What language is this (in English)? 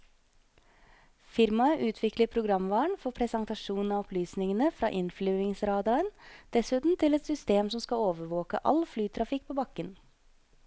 Norwegian